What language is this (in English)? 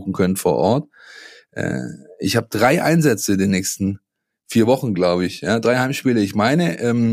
German